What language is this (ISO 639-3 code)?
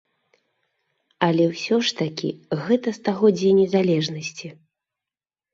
bel